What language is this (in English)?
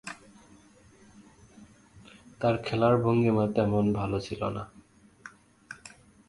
Bangla